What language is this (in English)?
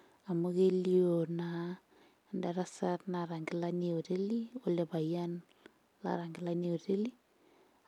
Masai